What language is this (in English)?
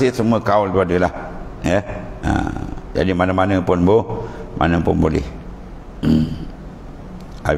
Malay